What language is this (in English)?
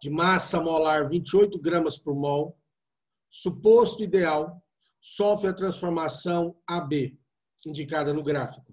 Portuguese